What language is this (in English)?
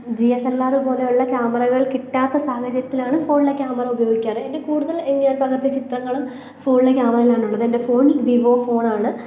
Malayalam